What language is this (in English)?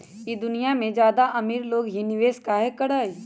Magahi